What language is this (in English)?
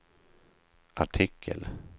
Swedish